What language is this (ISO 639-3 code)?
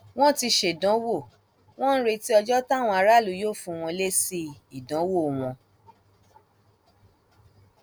yor